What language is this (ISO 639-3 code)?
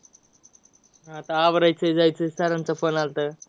mar